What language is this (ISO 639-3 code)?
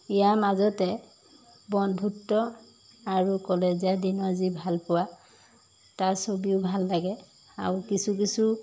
asm